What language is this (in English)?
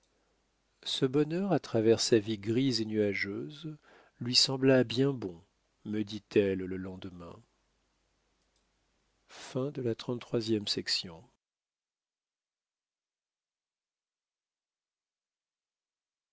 French